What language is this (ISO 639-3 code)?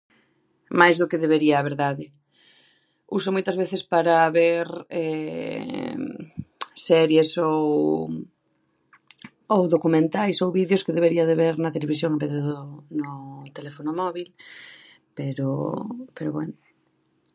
glg